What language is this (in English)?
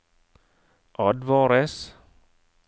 Norwegian